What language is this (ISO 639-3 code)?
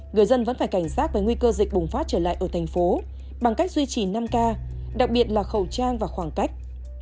vie